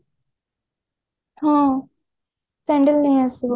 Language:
Odia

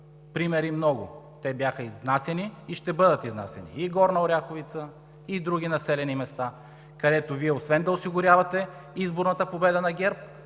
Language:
Bulgarian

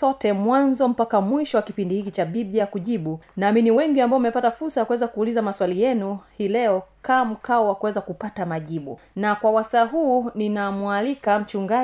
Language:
Swahili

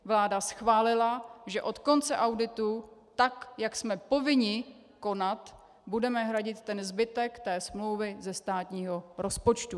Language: Czech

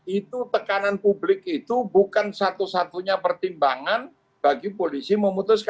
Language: Indonesian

